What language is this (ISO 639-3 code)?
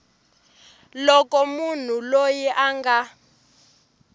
tso